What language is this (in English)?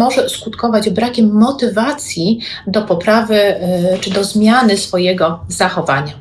Polish